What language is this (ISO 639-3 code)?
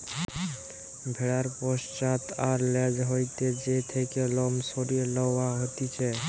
ben